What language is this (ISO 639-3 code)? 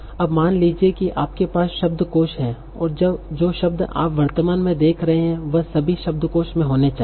hin